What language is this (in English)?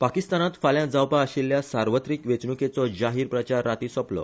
Konkani